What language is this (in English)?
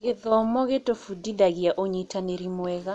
Kikuyu